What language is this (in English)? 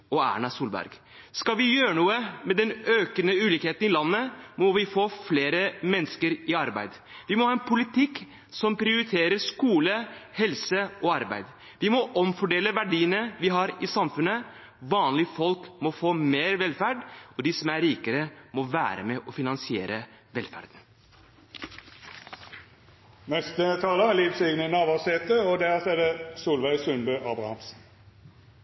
Norwegian